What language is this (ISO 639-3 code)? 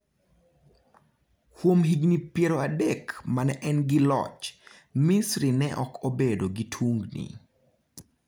luo